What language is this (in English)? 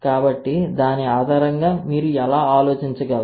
Telugu